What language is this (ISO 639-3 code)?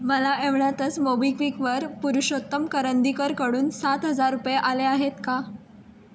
mar